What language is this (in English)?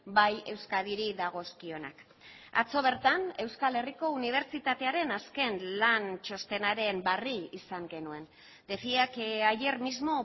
Basque